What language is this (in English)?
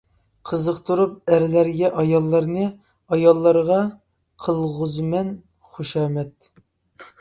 Uyghur